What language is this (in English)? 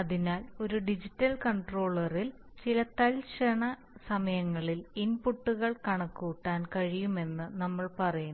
Malayalam